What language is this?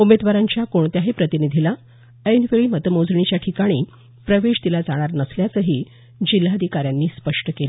Marathi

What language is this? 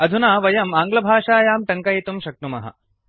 Sanskrit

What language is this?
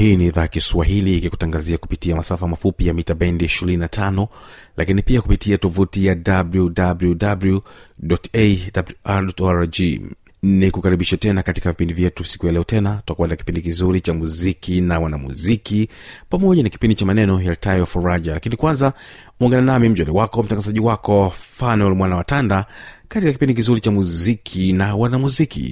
Swahili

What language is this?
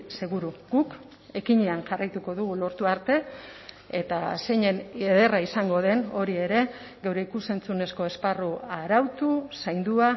Basque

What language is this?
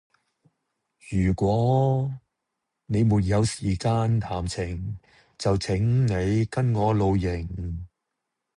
Cantonese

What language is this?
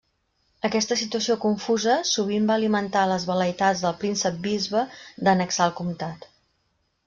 Catalan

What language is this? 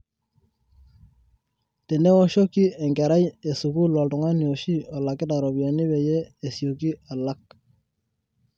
Masai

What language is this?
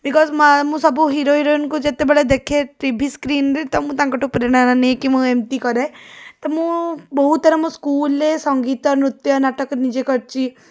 Odia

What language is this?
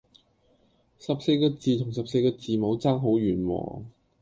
Cantonese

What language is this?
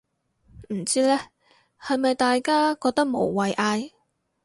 Cantonese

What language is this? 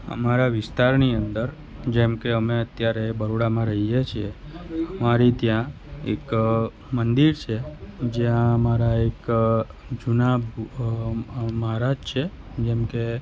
Gujarati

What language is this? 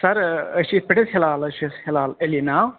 Kashmiri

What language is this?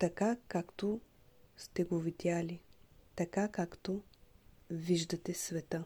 Bulgarian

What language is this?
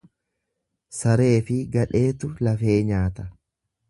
Oromo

